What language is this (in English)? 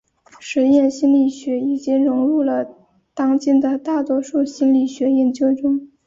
Chinese